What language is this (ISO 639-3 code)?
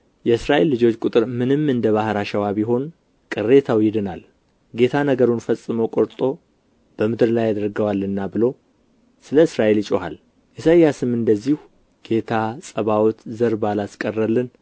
amh